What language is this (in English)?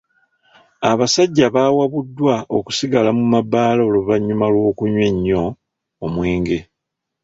Ganda